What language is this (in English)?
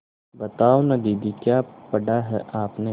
Hindi